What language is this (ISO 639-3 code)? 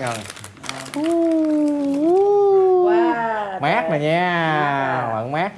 vie